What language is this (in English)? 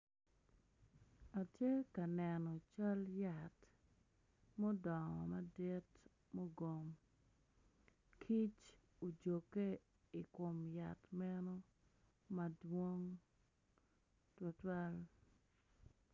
Acoli